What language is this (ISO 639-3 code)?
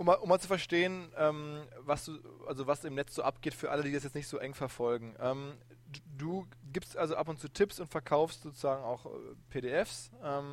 deu